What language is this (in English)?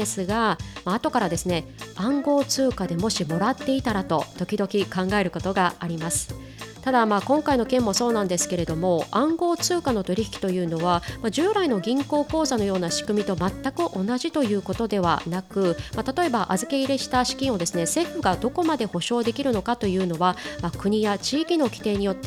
Japanese